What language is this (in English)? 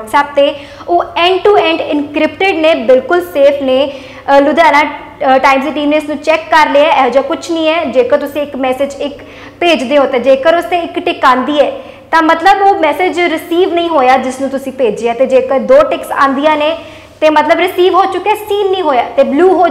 Hindi